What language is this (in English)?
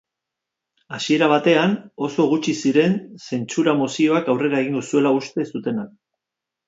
Basque